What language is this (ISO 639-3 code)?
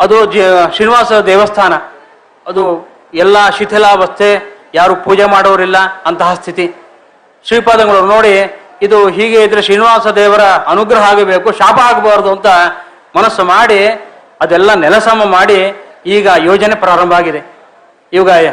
kan